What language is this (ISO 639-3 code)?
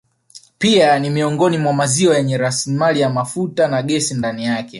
swa